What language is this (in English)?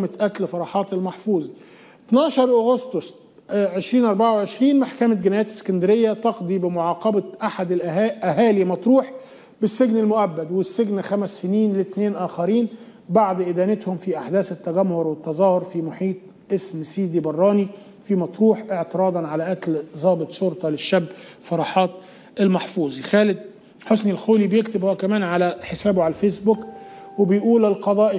Arabic